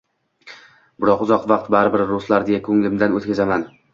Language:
Uzbek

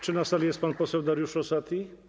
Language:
Polish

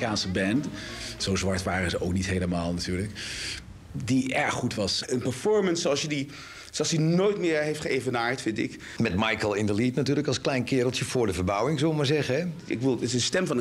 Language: Dutch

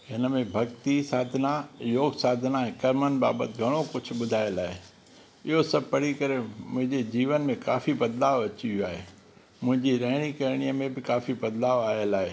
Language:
Sindhi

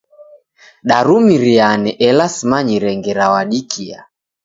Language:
Taita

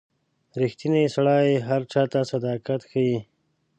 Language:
Pashto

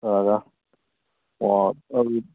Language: Manipuri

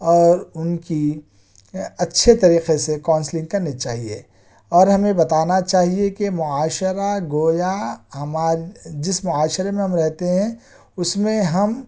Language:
Urdu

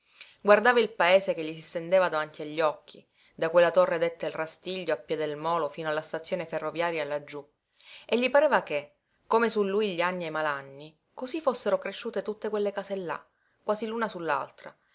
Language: Italian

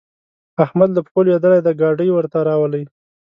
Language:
Pashto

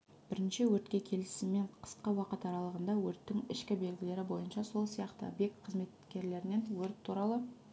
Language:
Kazakh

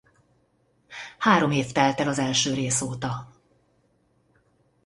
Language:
Hungarian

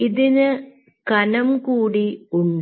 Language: Malayalam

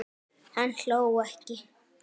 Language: Icelandic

